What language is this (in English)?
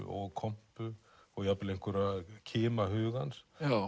Icelandic